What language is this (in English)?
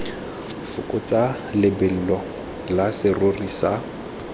Tswana